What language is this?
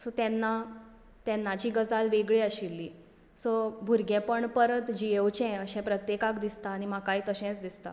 Konkani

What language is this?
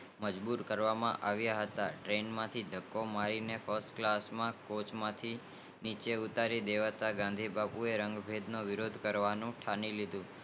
Gujarati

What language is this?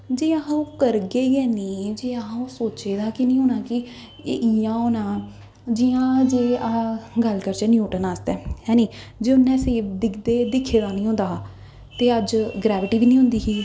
Dogri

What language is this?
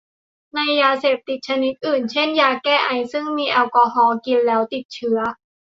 Thai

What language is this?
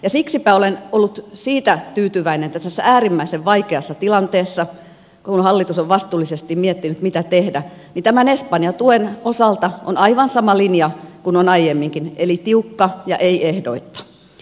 Finnish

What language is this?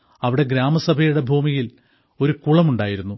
Malayalam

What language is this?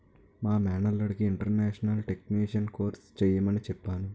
Telugu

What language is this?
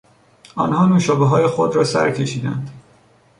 Persian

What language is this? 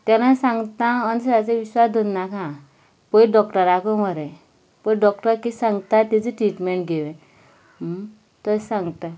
Konkani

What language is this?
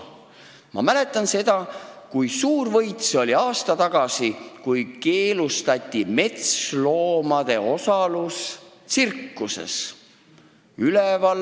Estonian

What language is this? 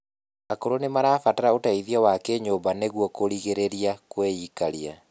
Kikuyu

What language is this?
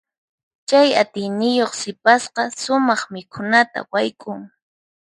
Puno Quechua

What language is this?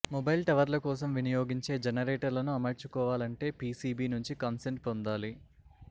Telugu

